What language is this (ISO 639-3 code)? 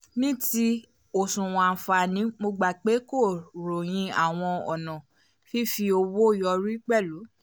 yor